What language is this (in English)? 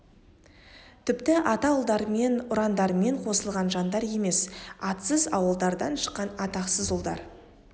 Kazakh